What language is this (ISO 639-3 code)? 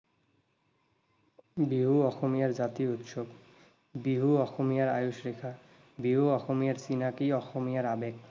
asm